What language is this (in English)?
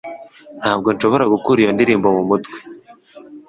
Kinyarwanda